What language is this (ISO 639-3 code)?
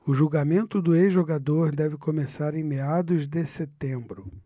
por